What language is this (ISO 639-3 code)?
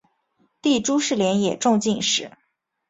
zho